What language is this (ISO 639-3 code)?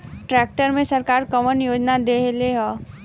bho